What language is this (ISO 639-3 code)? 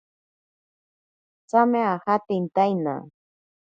prq